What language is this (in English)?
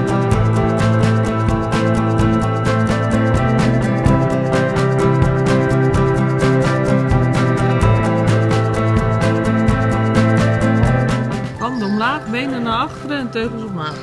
Dutch